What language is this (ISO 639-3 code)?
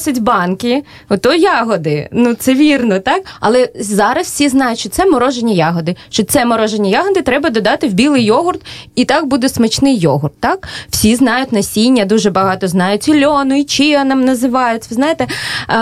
ukr